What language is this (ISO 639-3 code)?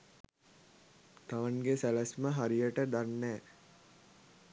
sin